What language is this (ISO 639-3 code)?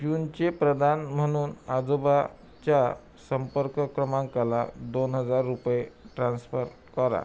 mar